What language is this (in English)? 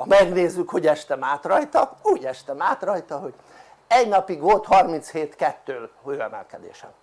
Hungarian